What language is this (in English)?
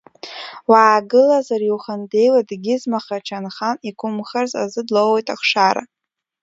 Abkhazian